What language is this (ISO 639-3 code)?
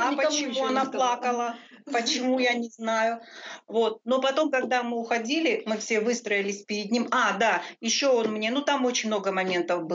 rus